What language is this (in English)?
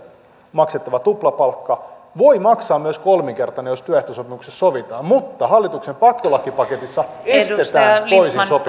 Finnish